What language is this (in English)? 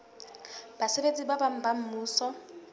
Southern Sotho